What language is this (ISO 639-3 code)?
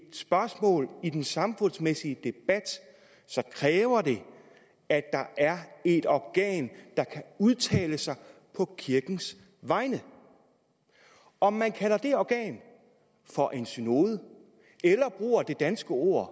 dan